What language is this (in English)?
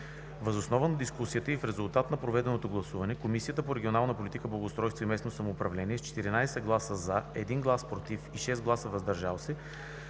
Bulgarian